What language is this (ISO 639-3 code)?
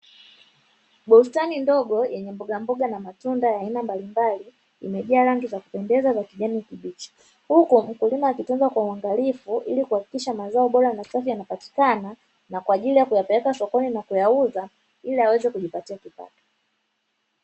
swa